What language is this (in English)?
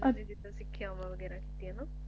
Punjabi